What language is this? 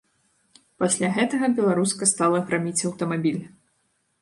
Belarusian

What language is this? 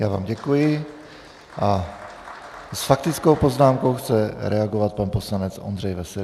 Czech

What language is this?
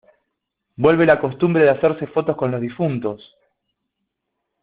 Spanish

